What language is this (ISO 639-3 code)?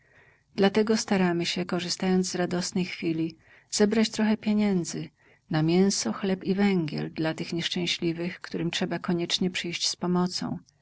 pol